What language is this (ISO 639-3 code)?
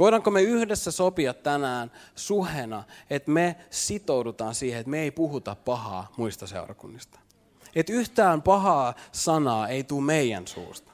fin